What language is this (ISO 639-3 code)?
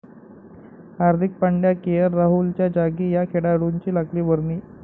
mar